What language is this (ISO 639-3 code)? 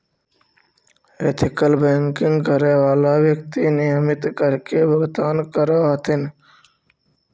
mag